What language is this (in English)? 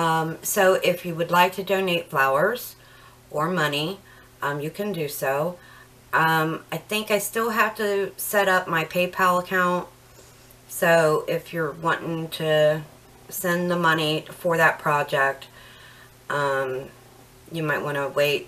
English